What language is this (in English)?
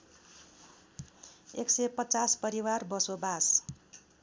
Nepali